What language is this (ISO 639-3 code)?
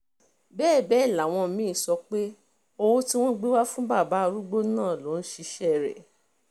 yor